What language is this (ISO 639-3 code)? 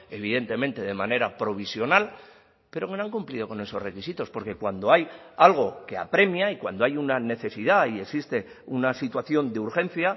spa